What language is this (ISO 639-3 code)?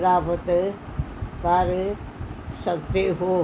pan